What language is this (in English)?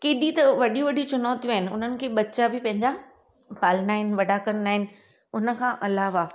Sindhi